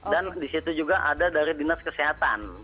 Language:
Indonesian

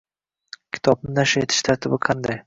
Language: Uzbek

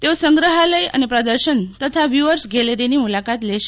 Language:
Gujarati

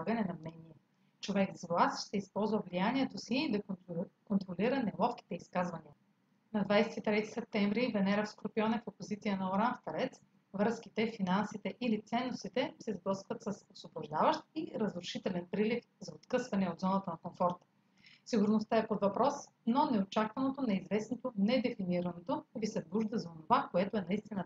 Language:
Bulgarian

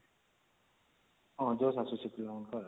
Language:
Odia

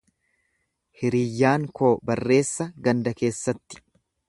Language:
Oromo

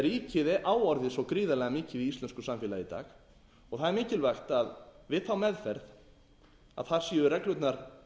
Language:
Icelandic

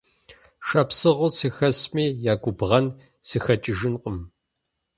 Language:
Kabardian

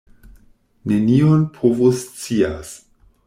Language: Esperanto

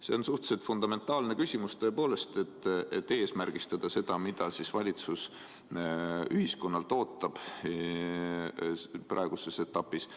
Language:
Estonian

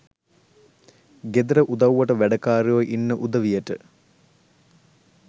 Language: Sinhala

